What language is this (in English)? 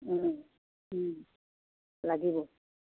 Assamese